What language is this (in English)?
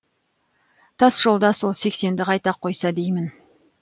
Kazakh